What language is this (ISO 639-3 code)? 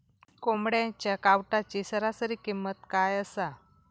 mar